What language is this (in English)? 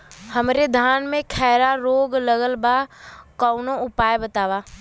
Bhojpuri